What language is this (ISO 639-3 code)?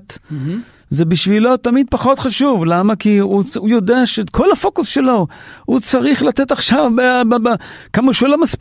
heb